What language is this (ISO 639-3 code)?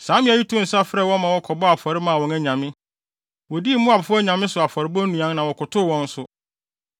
aka